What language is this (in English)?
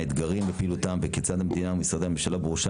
Hebrew